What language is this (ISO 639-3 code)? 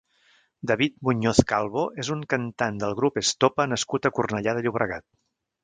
cat